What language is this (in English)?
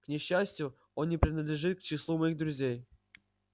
Russian